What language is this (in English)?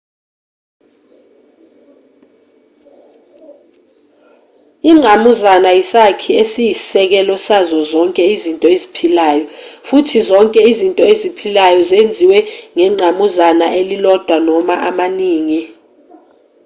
Zulu